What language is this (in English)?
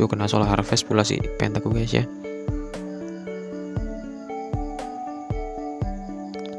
Indonesian